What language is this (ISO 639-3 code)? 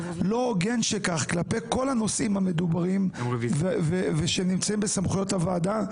heb